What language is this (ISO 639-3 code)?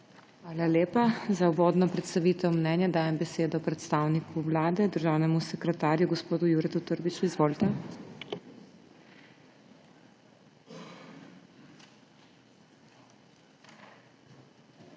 slv